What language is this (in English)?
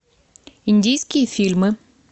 Russian